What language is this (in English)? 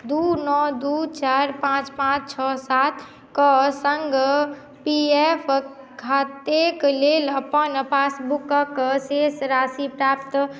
Maithili